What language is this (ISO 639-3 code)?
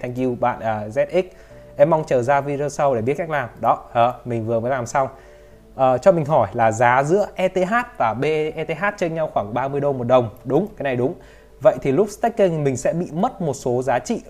vie